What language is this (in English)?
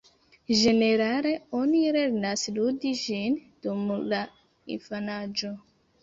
Esperanto